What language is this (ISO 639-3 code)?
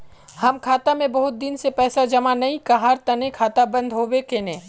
mag